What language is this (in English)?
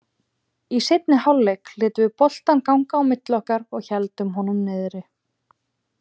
Icelandic